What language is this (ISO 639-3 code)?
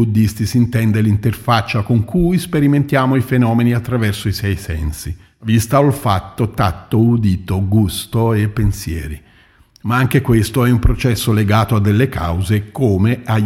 ita